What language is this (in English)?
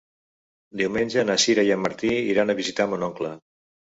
Catalan